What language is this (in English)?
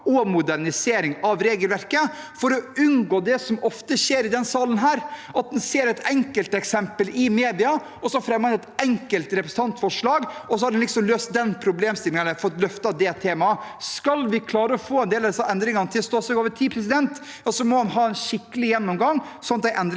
Norwegian